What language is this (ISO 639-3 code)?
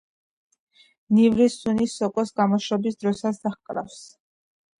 kat